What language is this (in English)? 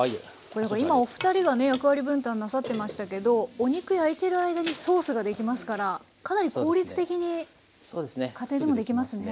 Japanese